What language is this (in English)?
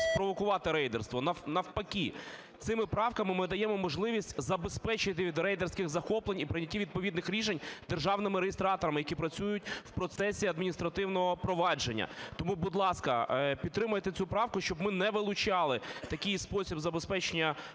Ukrainian